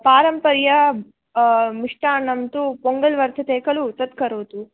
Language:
Sanskrit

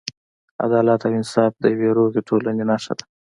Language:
Pashto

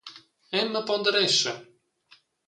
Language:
Romansh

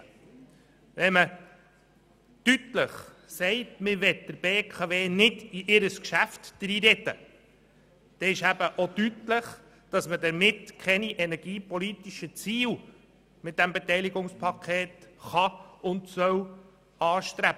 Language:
Swiss German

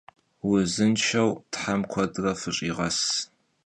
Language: Kabardian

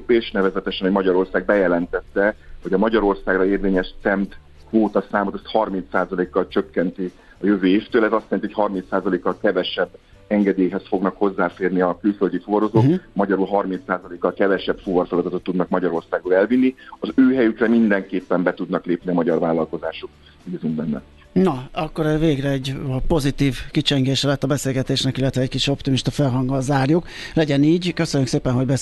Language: Hungarian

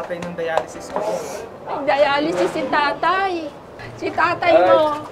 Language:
Filipino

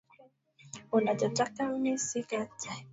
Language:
Swahili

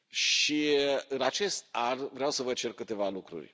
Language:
Romanian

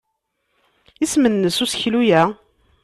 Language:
Kabyle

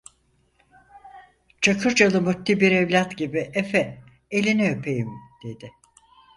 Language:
Turkish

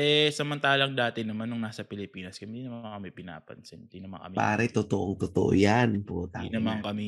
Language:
Filipino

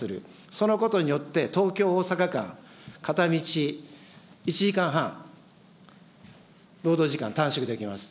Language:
Japanese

